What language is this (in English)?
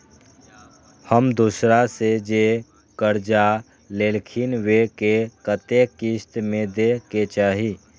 Maithili